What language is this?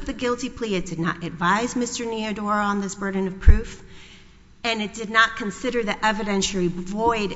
English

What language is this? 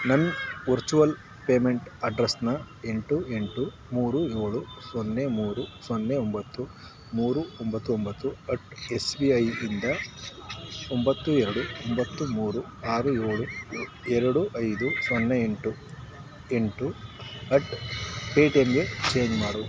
Kannada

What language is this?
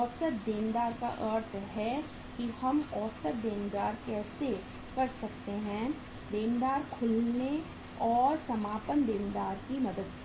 Hindi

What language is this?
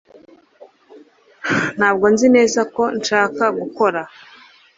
Kinyarwanda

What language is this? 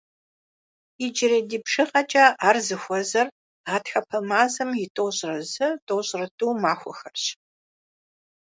Kabardian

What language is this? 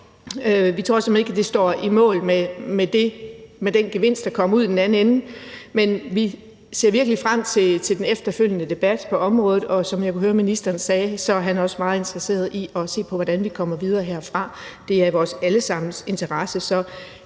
Danish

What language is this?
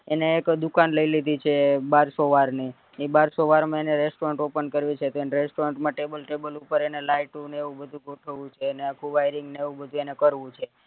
Gujarati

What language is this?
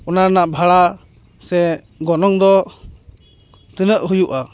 Santali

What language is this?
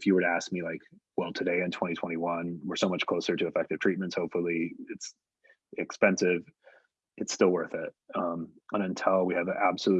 English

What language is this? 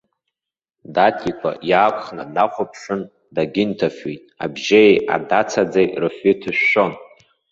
Abkhazian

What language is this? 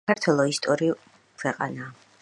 Georgian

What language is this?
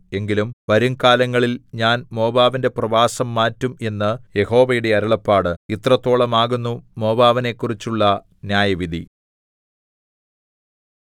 Malayalam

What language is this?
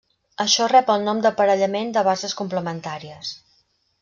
Catalan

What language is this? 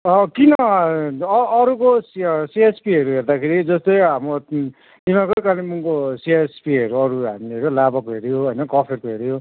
Nepali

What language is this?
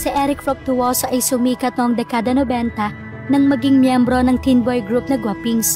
Filipino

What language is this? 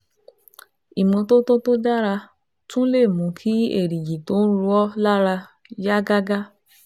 Yoruba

